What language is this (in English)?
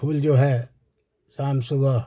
Hindi